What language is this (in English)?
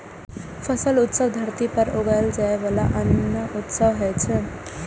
Maithili